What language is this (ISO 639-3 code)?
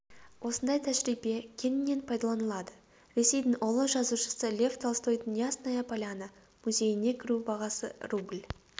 kaz